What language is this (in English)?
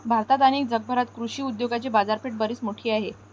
Marathi